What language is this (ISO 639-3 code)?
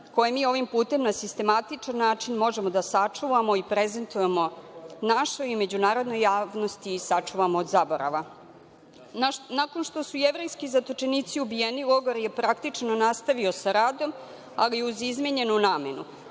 srp